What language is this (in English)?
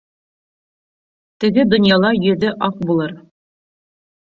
Bashkir